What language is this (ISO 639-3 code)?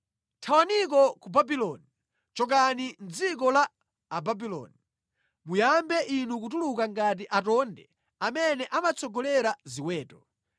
nya